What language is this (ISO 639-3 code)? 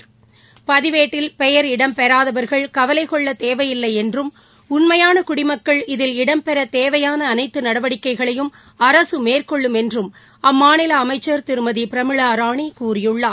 tam